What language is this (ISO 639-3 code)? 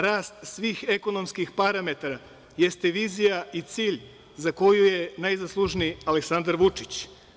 srp